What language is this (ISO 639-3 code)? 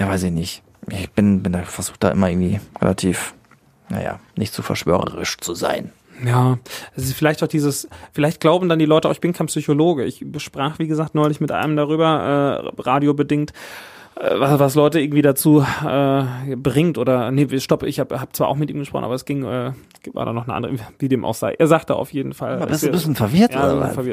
deu